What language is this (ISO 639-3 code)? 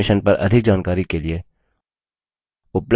hin